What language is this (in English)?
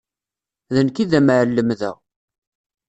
Kabyle